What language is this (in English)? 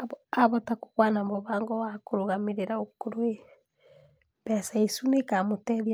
Kikuyu